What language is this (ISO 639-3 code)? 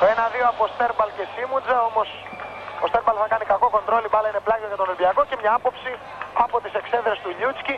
ell